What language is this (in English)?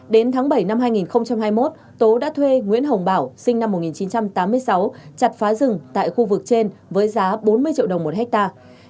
Vietnamese